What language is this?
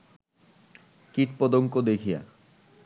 Bangla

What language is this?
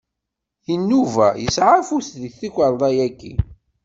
Kabyle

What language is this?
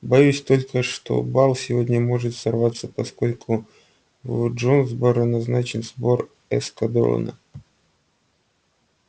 Russian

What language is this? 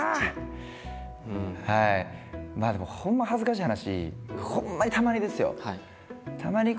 Japanese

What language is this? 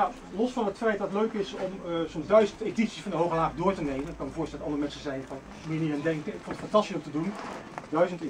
Dutch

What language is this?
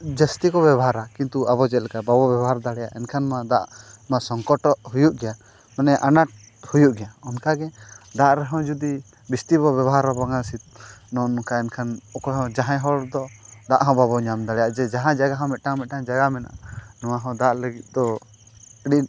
Santali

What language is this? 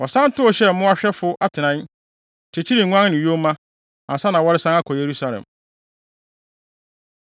Akan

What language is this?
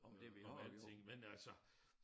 Danish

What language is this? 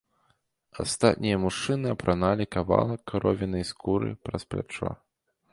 Belarusian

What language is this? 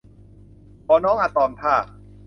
Thai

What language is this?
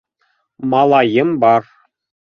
Bashkir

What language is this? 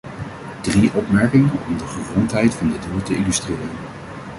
Dutch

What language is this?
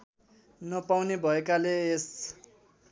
Nepali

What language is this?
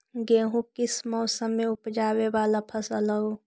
Magahi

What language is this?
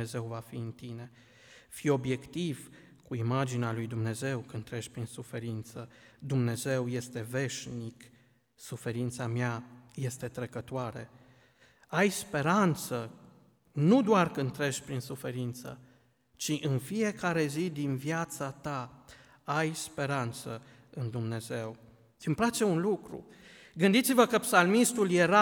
Romanian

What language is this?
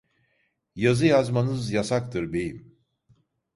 Turkish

